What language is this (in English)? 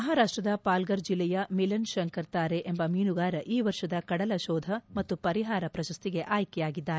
Kannada